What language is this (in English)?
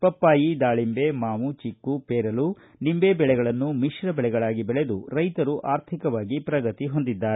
Kannada